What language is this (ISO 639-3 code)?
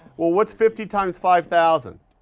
eng